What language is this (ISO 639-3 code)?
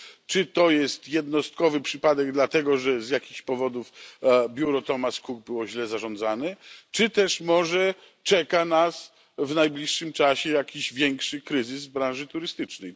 pol